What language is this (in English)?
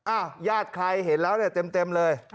Thai